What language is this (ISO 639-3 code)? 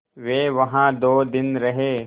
hin